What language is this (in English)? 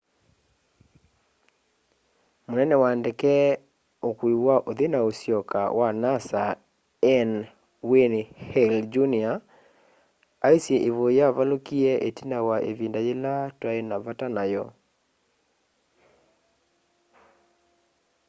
Kamba